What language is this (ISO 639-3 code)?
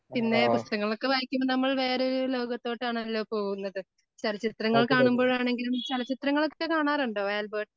mal